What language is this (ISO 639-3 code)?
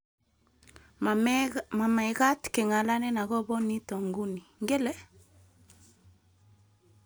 kln